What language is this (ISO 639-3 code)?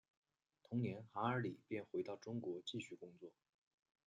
zho